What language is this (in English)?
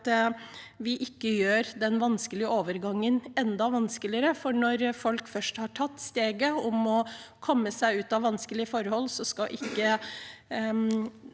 Norwegian